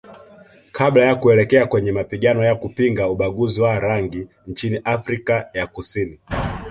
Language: Swahili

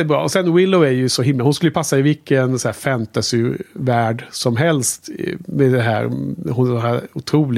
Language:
Swedish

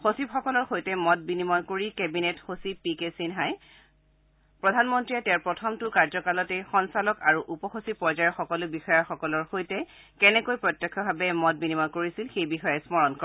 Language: Assamese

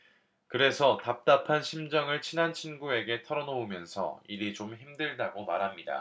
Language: Korean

